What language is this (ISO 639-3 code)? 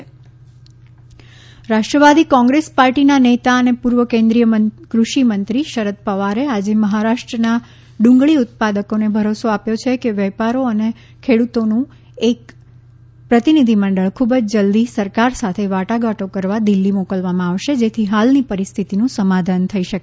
guj